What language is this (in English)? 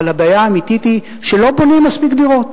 Hebrew